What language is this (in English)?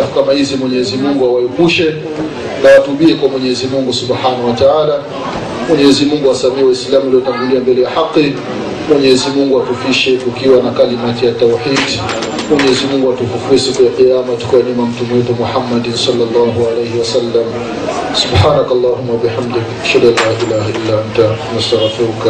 Swahili